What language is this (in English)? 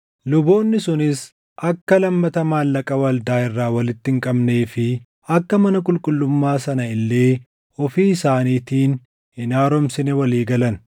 Oromo